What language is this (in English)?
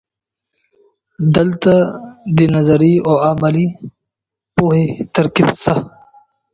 Pashto